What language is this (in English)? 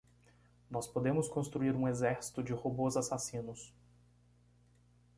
Portuguese